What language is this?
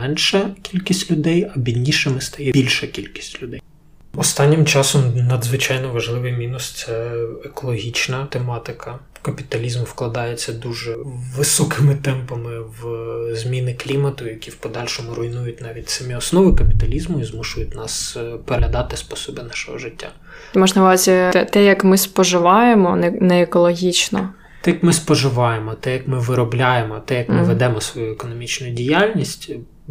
Ukrainian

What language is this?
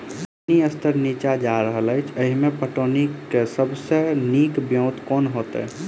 Maithili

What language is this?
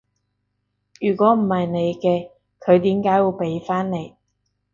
Cantonese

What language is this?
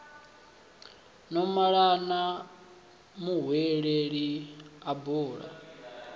Venda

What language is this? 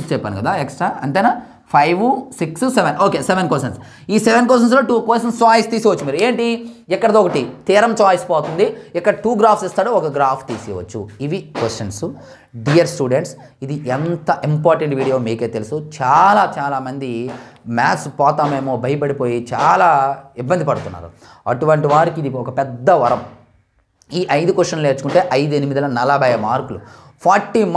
Telugu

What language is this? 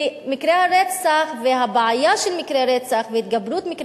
Hebrew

